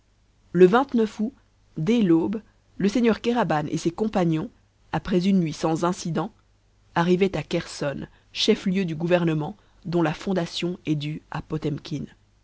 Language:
French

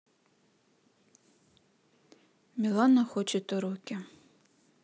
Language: Russian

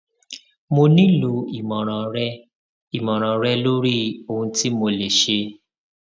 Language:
Yoruba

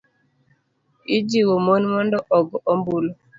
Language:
Luo (Kenya and Tanzania)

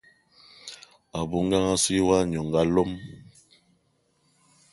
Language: Eton (Cameroon)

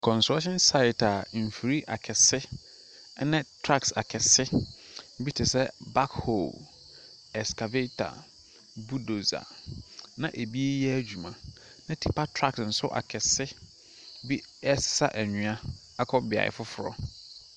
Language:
Akan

